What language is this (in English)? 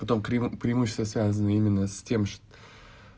Russian